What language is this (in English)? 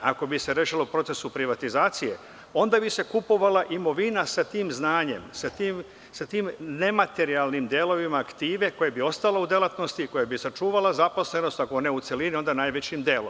Serbian